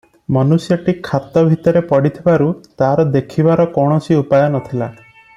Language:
Odia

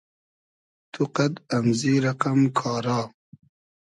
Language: Hazaragi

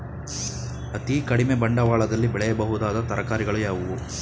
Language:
Kannada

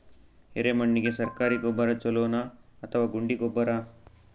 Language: Kannada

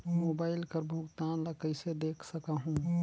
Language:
Chhattisgarhi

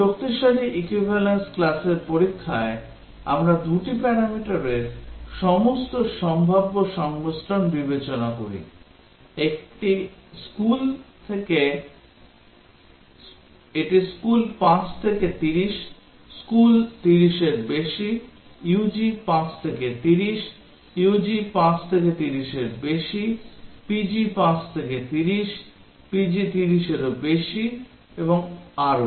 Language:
Bangla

